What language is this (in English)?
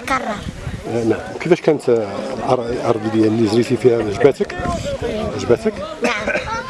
Arabic